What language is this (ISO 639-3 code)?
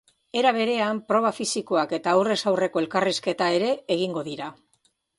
eus